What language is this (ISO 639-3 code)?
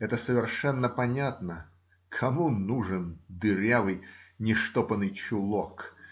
rus